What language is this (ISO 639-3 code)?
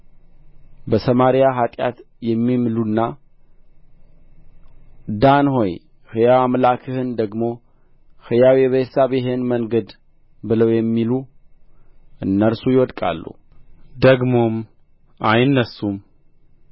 amh